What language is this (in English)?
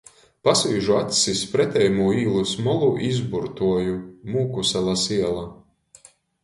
Latgalian